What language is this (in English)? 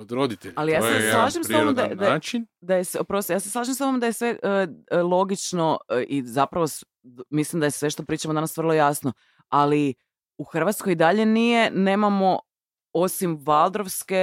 Croatian